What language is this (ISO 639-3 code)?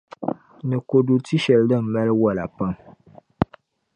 dag